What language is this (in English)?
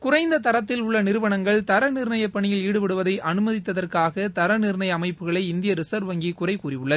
Tamil